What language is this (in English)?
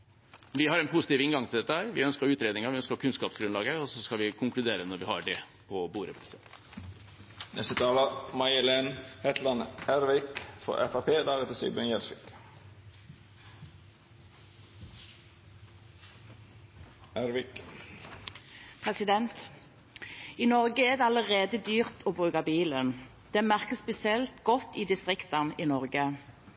Norwegian Bokmål